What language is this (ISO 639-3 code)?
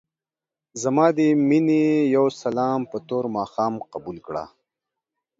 pus